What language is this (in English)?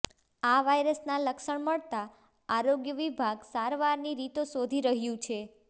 Gujarati